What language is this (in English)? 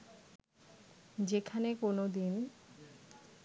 Bangla